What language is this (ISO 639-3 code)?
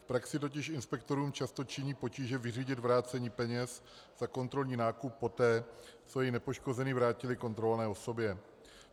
ces